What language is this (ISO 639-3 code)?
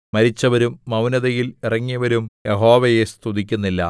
mal